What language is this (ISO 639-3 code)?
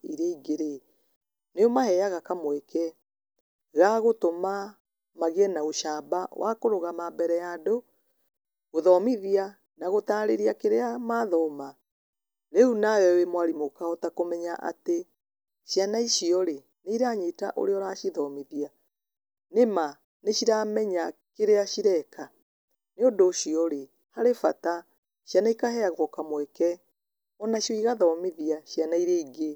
kik